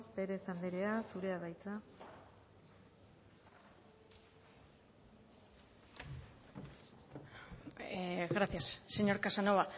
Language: Basque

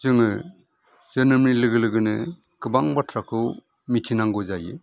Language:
Bodo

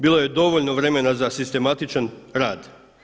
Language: Croatian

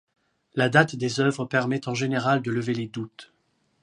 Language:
French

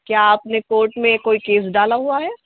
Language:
Urdu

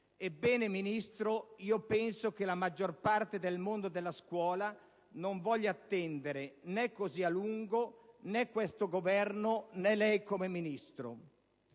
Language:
Italian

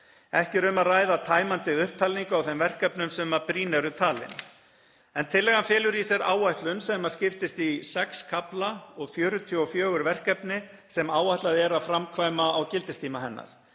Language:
Icelandic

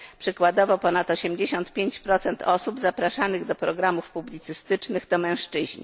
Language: Polish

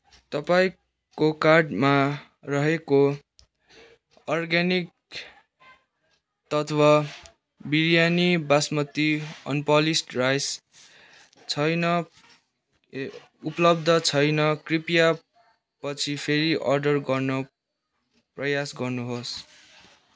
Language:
Nepali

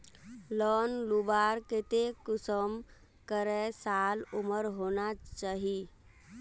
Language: Magahi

